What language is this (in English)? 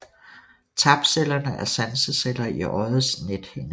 Danish